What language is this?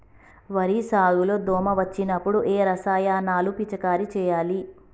Telugu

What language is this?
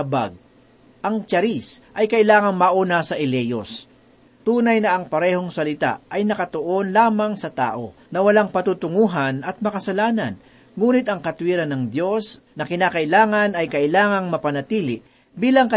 Filipino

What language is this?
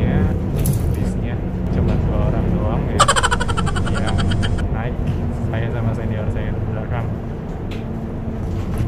Indonesian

